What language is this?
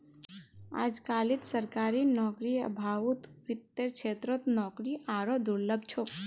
Magahi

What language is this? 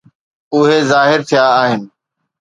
Sindhi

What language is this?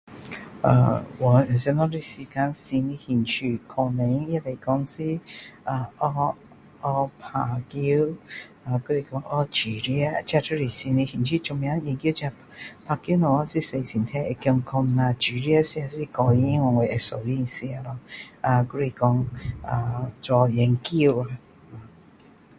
Min Dong Chinese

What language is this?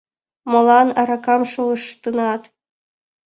Mari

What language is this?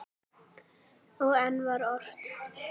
Icelandic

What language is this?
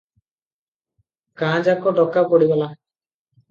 Odia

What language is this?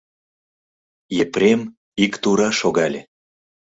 Mari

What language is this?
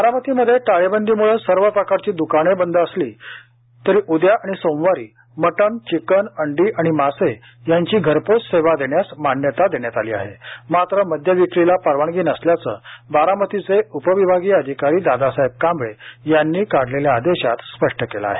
Marathi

